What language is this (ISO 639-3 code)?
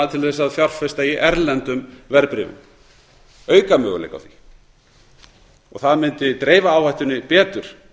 isl